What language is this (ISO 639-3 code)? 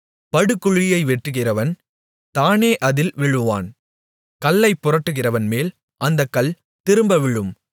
tam